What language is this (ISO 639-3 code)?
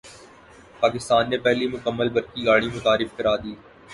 urd